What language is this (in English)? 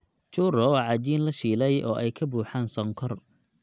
Somali